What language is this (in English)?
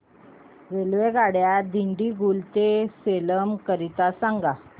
Marathi